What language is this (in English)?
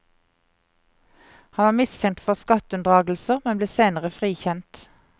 Norwegian